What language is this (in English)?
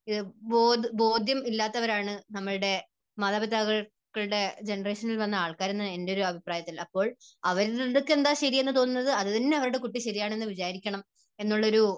Malayalam